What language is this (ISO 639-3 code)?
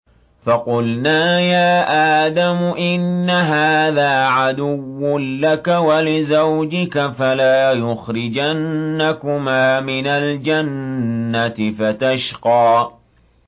ara